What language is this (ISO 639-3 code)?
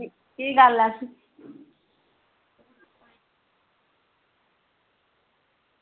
doi